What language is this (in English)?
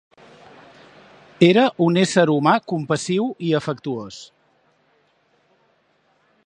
Catalan